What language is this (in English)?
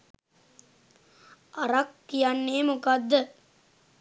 Sinhala